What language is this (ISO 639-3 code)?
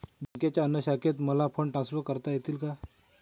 mar